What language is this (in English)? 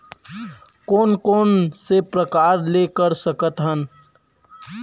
Chhattisgarhi